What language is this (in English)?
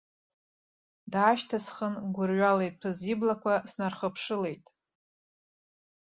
Abkhazian